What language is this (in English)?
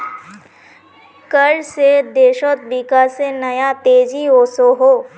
Magahi